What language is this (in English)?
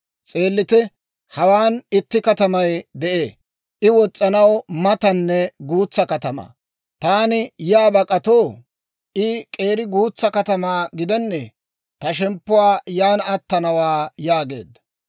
Dawro